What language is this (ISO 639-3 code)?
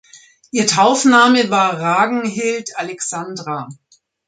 deu